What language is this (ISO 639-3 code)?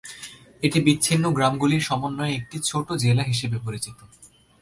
ben